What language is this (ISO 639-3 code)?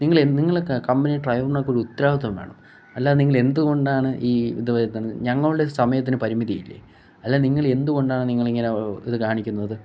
mal